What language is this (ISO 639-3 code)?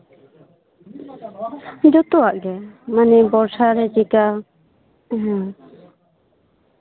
sat